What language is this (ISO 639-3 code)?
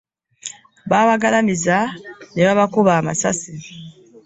lug